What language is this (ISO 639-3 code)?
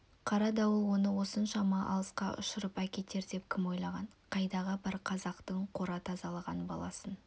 kaz